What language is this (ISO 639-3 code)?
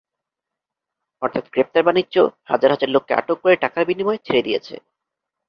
ben